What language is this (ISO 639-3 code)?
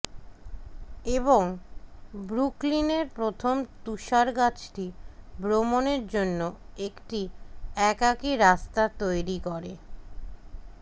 ben